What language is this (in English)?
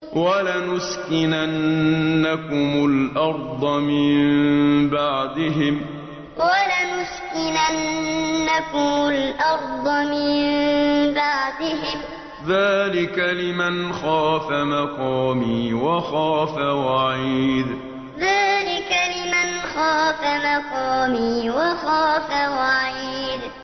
Arabic